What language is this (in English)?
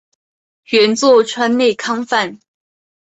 Chinese